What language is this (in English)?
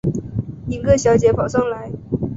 Chinese